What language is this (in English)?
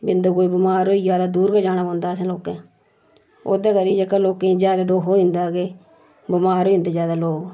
Dogri